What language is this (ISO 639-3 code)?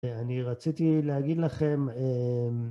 heb